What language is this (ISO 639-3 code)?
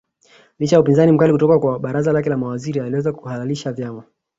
swa